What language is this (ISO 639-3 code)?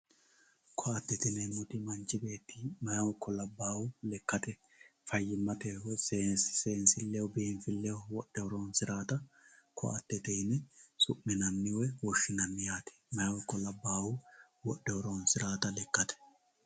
sid